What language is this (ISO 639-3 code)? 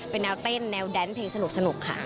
tha